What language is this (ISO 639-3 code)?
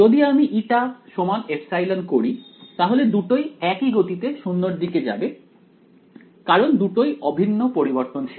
ben